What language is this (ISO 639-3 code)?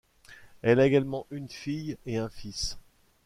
fra